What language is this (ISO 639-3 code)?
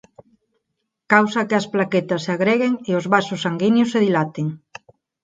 glg